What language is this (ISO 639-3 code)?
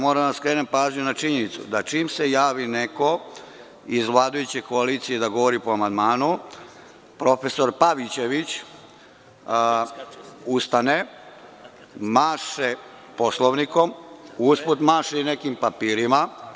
srp